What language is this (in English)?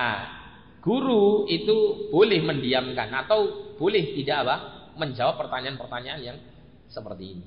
Indonesian